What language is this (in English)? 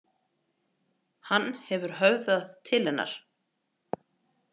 Icelandic